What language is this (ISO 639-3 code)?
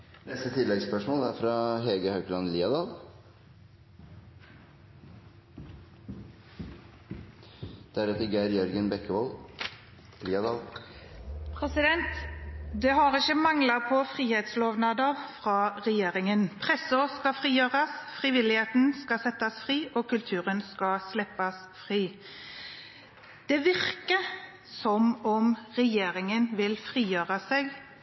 nor